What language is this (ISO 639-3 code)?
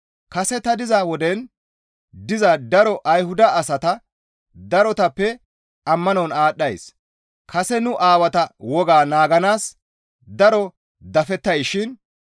gmv